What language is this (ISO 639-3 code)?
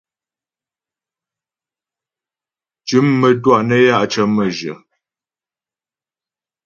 bbj